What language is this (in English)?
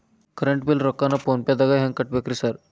Kannada